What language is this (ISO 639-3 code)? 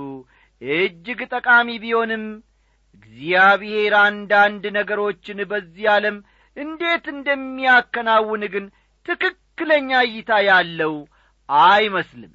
amh